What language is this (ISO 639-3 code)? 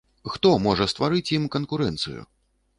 bel